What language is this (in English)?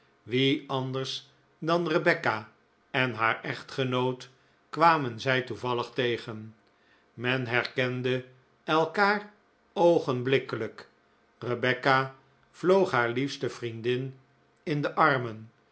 Dutch